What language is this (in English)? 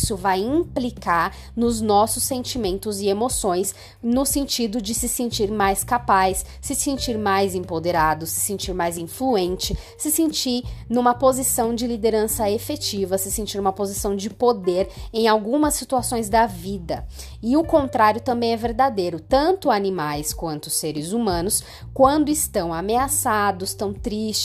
Portuguese